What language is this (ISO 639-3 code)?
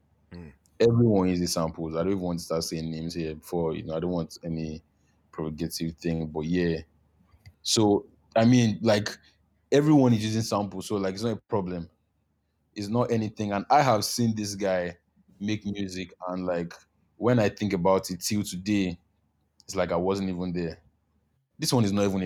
eng